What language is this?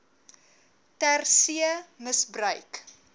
Afrikaans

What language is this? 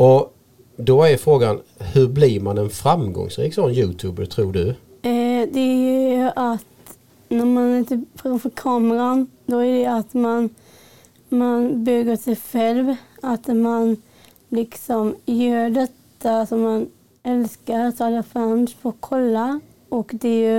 Swedish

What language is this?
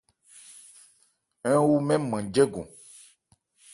Ebrié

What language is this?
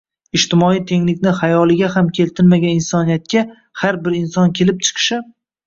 Uzbek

